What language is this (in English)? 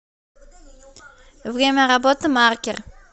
Russian